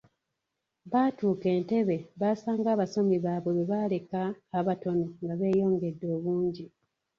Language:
Ganda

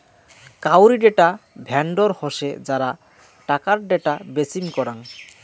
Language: Bangla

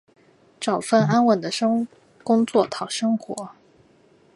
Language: Chinese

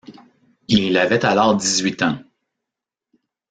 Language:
French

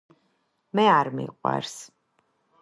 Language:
Georgian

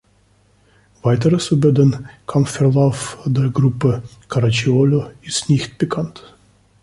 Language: German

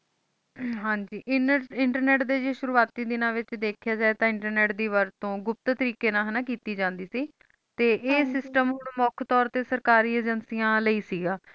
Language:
Punjabi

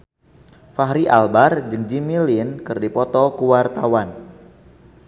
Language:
Sundanese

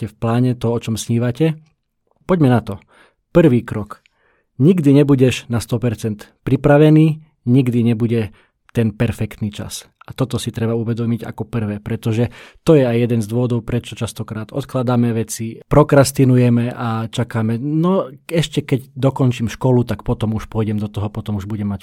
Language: Slovak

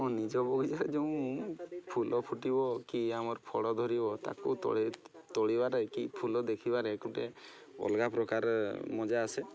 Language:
Odia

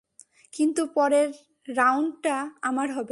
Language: Bangla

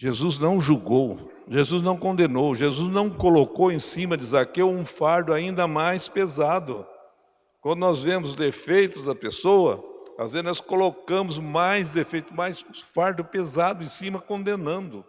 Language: Portuguese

